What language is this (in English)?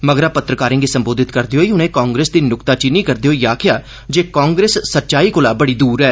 Dogri